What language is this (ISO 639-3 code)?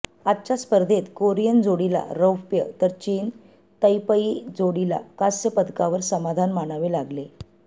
mar